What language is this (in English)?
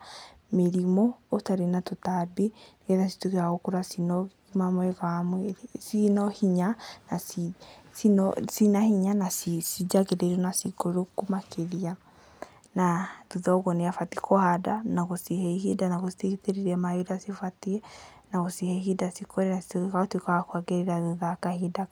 Kikuyu